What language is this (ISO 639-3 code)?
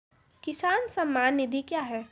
mai